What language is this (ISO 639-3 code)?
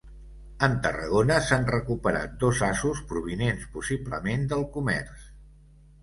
cat